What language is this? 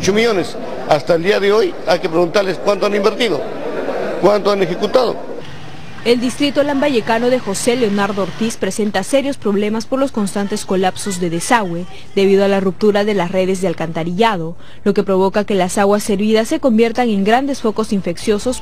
Spanish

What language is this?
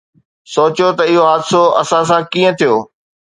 Sindhi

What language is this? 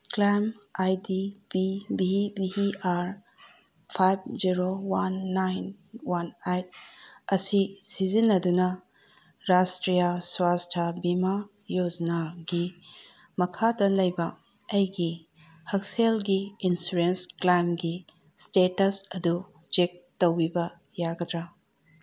Manipuri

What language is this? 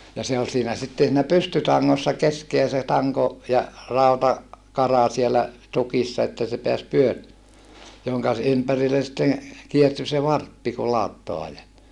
Finnish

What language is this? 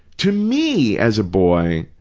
English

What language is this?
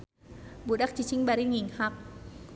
Sundanese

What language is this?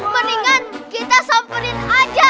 Indonesian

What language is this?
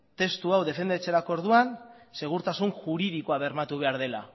Basque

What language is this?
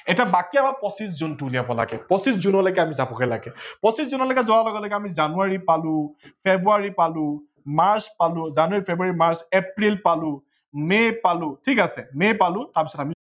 Assamese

